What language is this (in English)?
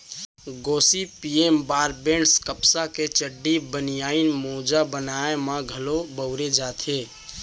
Chhattisgarhi